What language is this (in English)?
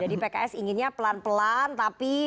Indonesian